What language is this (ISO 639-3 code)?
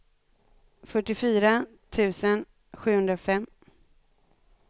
swe